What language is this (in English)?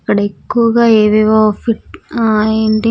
Telugu